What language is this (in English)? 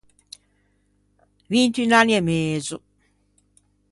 Ligurian